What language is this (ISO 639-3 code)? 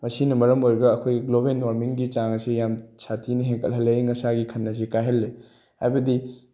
mni